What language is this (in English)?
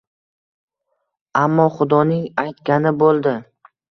Uzbek